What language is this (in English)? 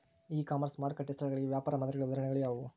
Kannada